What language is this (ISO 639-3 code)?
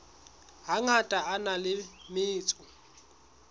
sot